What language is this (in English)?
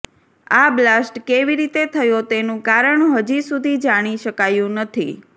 Gujarati